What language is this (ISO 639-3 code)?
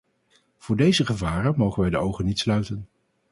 nld